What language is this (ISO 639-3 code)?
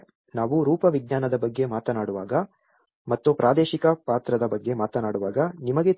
kan